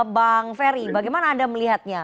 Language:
Indonesian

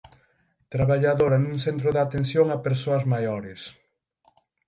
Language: Galician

